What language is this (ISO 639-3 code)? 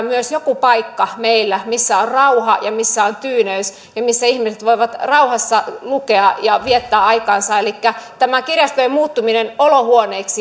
fin